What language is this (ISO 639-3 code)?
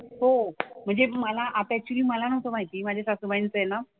mar